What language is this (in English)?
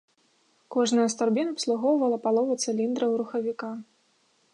Belarusian